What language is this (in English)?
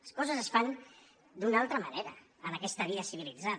Catalan